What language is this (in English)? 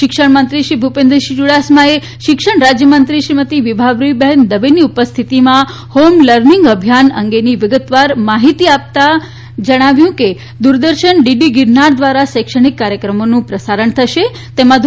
Gujarati